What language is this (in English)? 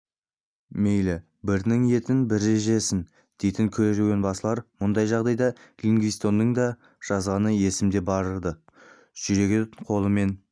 Kazakh